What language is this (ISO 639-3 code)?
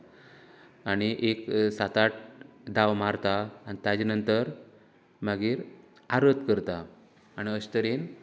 kok